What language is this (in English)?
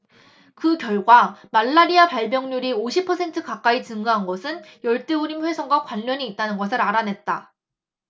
Korean